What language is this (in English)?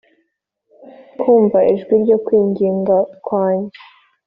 Kinyarwanda